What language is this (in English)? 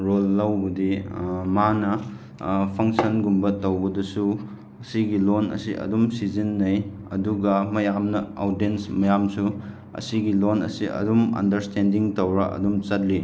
Manipuri